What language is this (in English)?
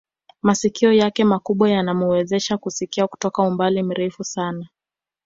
Swahili